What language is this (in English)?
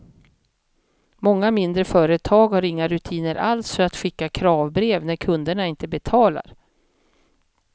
Swedish